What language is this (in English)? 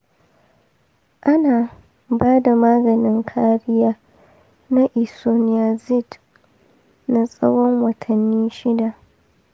Hausa